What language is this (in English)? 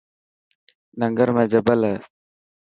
Dhatki